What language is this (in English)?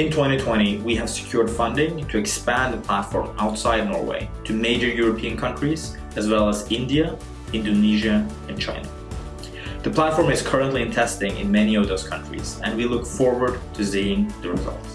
English